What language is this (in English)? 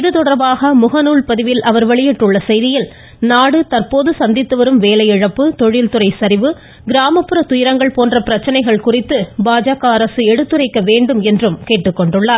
Tamil